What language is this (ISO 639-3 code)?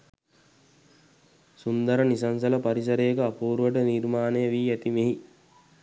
sin